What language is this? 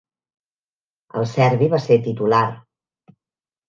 Catalan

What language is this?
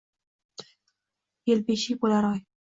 Uzbek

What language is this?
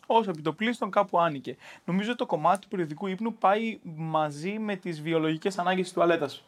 Greek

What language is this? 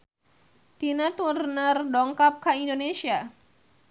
Sundanese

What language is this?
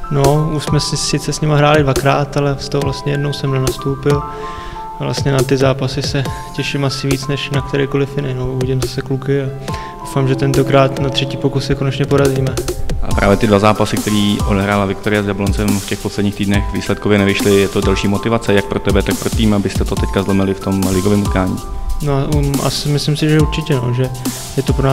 Czech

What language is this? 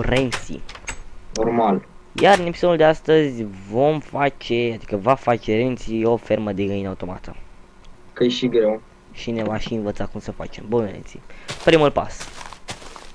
Romanian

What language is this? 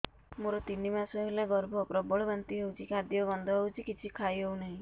Odia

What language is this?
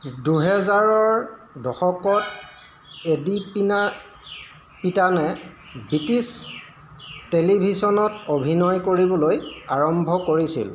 Assamese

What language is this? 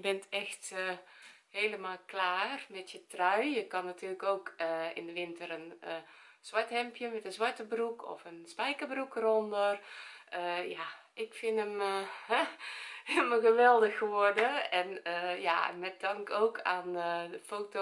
Dutch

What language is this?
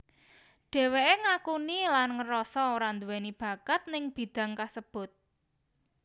Javanese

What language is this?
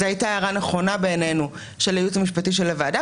Hebrew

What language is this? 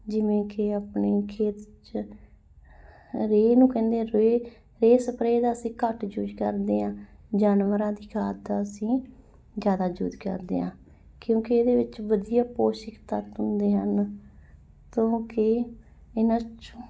Punjabi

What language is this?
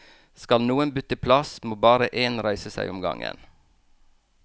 Norwegian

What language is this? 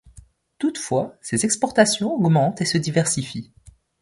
French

